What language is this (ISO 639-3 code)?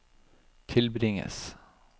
nor